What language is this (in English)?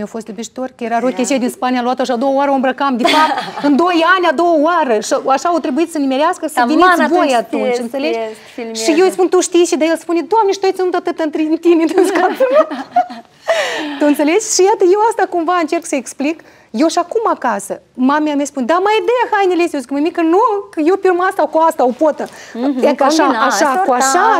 Romanian